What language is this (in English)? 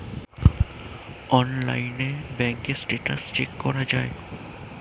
Bangla